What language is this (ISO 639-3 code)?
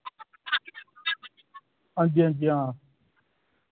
doi